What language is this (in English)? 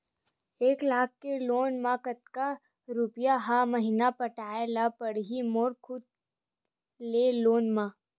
Chhattisgarhi